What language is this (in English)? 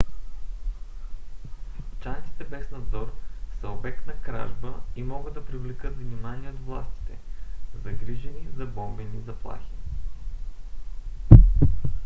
Bulgarian